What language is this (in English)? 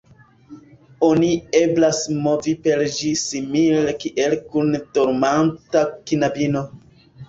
Esperanto